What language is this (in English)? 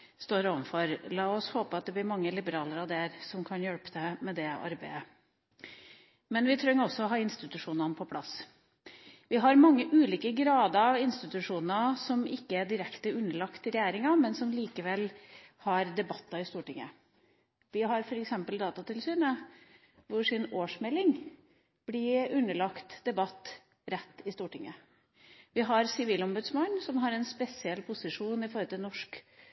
Norwegian Bokmål